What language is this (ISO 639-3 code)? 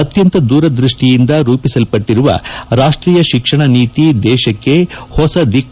kan